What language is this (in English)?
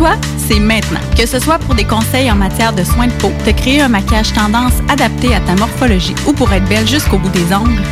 French